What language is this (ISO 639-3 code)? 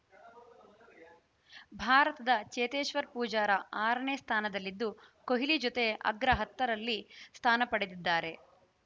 kan